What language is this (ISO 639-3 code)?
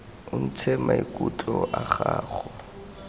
tsn